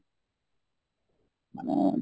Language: Odia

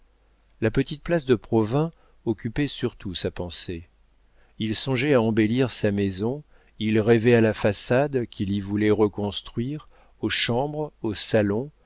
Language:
French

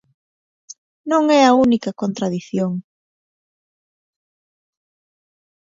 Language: Galician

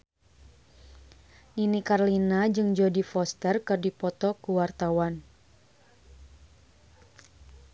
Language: Sundanese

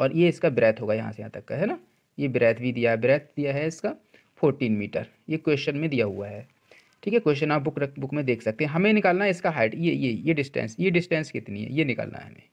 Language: Hindi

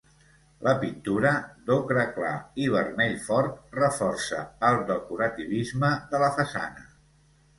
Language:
Catalan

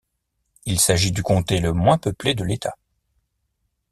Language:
French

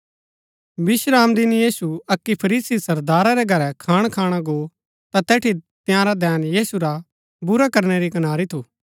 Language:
Gaddi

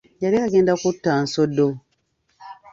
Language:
Ganda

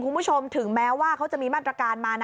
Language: Thai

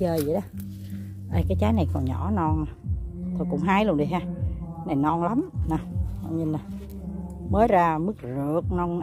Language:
Vietnamese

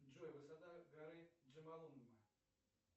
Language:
Russian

